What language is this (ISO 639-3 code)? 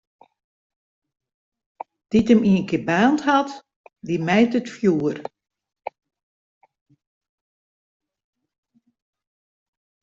fry